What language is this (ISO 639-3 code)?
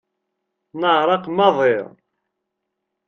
kab